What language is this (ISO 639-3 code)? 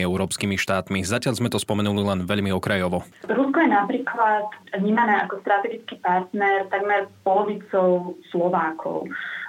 slk